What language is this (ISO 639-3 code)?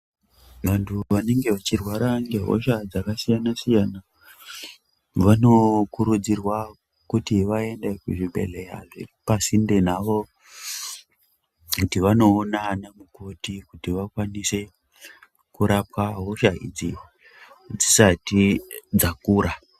ndc